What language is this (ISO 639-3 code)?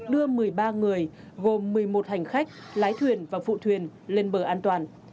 vie